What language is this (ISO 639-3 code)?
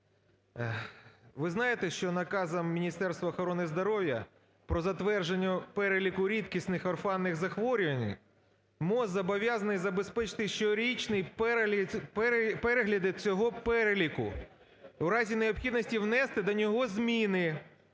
ukr